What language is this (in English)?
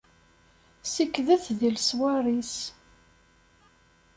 Kabyle